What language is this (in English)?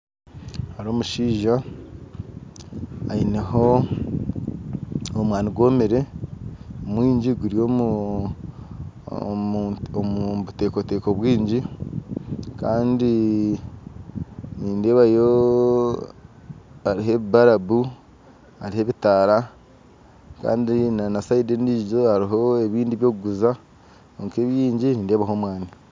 Nyankole